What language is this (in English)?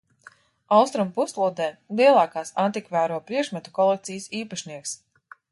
Latvian